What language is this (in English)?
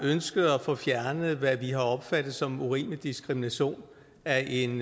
Danish